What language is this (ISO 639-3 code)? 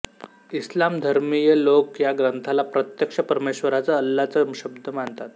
mar